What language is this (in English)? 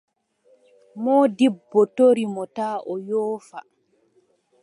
Adamawa Fulfulde